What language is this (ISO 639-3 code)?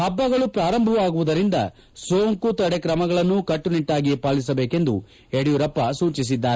kan